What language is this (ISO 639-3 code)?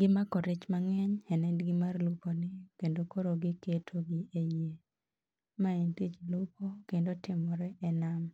luo